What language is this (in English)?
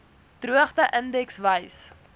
Afrikaans